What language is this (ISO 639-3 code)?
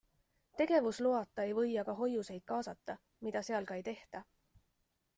est